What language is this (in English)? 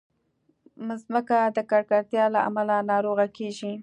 Pashto